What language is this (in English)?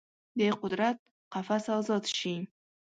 Pashto